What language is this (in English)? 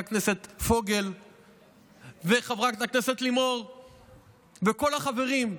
Hebrew